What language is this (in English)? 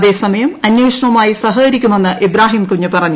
Malayalam